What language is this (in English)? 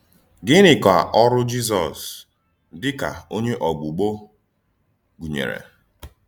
Igbo